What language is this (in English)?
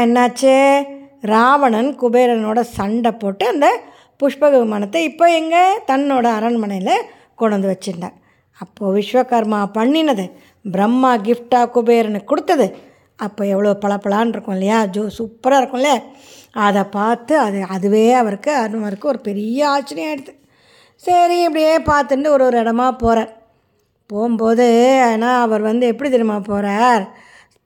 Tamil